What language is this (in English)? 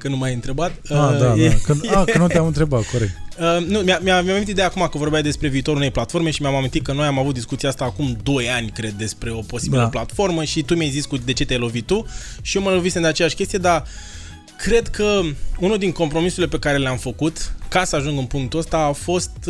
Romanian